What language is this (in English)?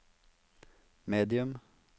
Norwegian